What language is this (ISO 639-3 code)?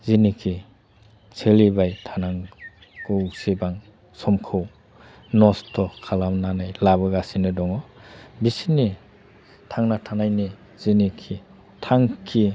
brx